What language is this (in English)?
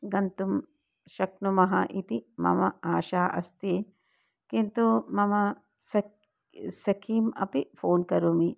Sanskrit